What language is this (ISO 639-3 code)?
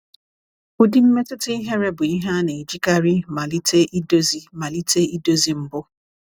ibo